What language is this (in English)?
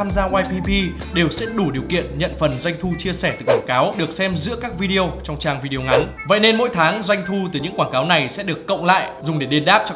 Vietnamese